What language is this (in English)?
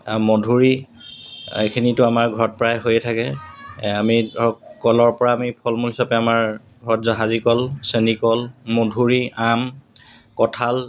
Assamese